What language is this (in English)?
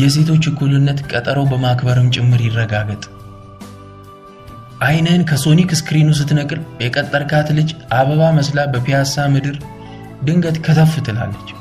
Amharic